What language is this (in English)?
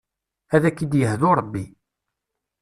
Kabyle